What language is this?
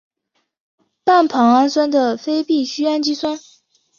Chinese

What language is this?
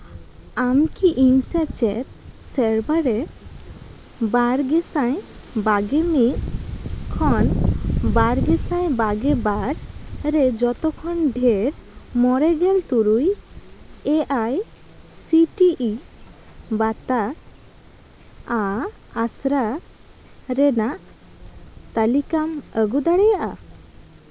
Santali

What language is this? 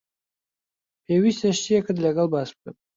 Central Kurdish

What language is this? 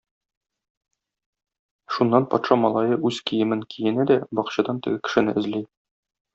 Tatar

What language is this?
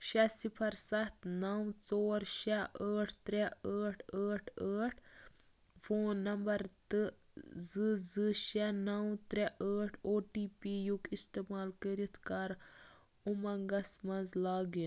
Kashmiri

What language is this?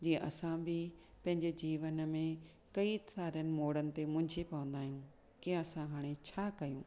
Sindhi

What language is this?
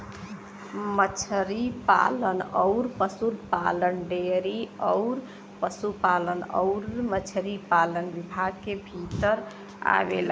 Bhojpuri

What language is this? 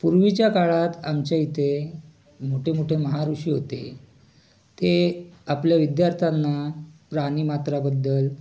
Marathi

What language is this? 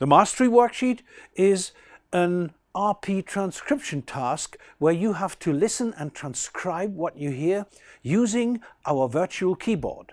English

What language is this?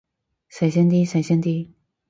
Cantonese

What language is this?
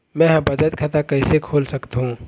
Chhattisgarhi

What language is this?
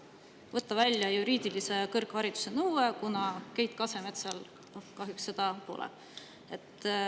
Estonian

